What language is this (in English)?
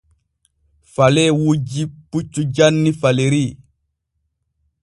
Borgu Fulfulde